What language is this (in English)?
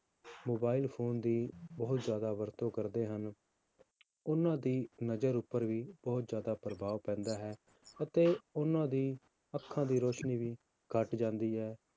Punjabi